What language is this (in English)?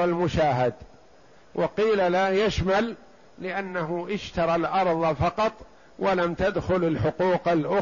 Arabic